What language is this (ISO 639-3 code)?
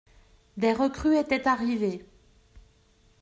fra